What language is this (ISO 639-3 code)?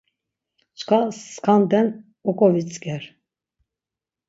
lzz